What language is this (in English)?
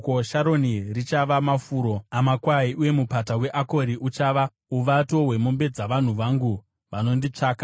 Shona